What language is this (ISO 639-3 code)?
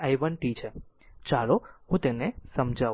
guj